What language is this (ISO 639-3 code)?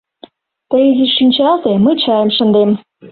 chm